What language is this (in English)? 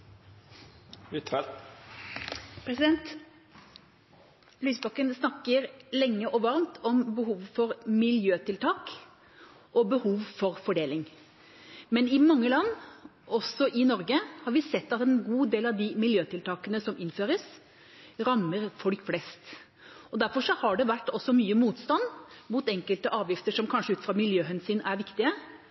Norwegian